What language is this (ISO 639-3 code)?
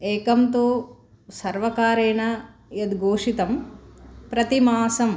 san